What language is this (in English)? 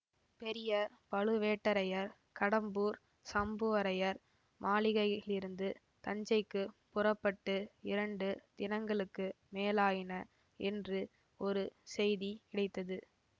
Tamil